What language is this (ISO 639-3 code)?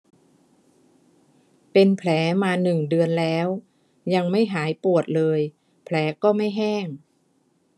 tha